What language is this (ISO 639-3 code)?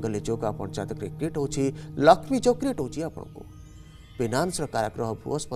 hin